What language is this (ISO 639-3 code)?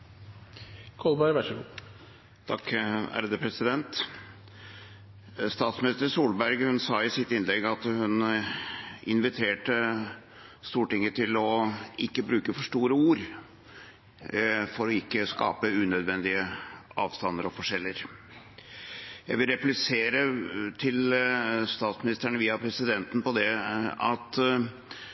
nor